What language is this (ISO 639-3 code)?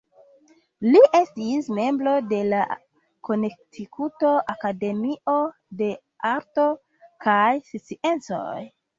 epo